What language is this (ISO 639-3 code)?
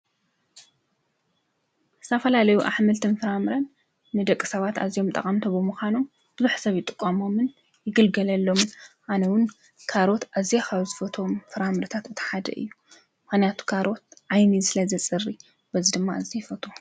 tir